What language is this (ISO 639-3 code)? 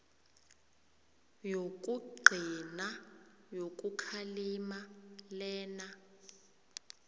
nbl